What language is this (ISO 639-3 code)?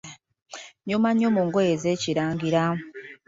lug